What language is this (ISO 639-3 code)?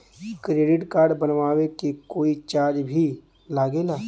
bho